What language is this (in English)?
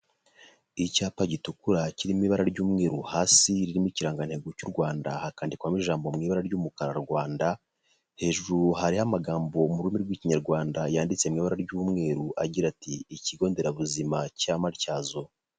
Kinyarwanda